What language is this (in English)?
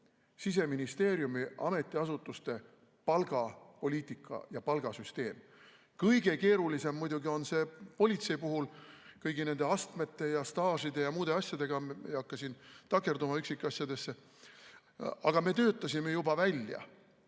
Estonian